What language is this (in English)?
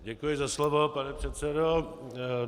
Czech